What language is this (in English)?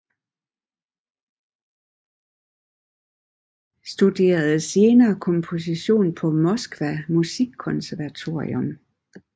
Danish